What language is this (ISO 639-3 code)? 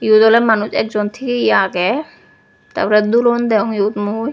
ccp